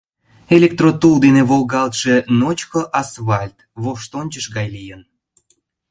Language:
Mari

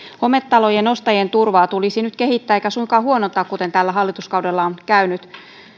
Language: Finnish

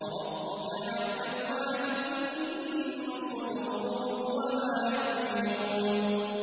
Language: Arabic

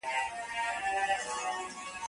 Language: Pashto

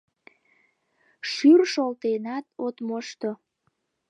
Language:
Mari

